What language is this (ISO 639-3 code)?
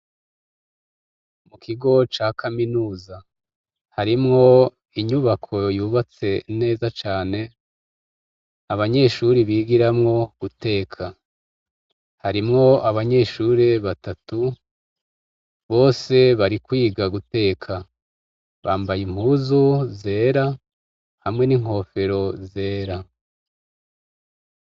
run